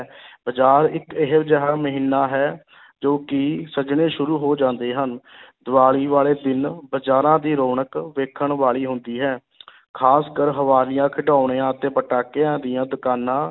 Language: Punjabi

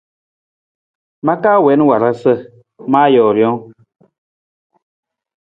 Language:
Nawdm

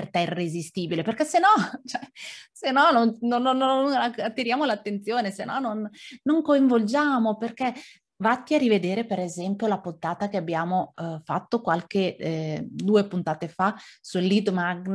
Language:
Italian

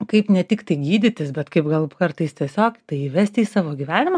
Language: Lithuanian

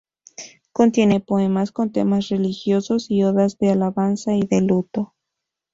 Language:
Spanish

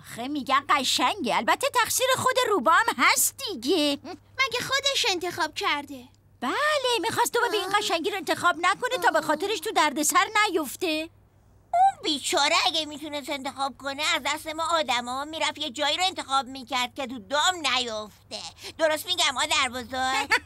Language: Persian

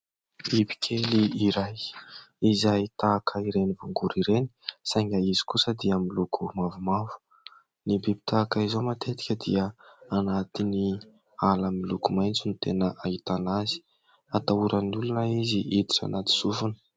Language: Malagasy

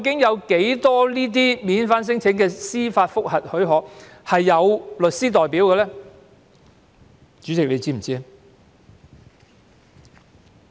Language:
Cantonese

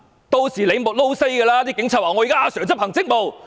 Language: Cantonese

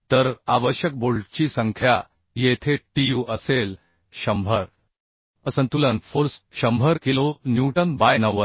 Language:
Marathi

